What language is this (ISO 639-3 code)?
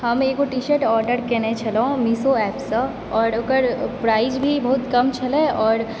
mai